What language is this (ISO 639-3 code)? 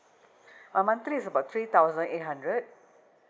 eng